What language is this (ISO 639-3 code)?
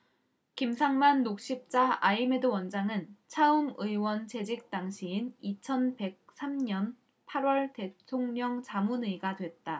kor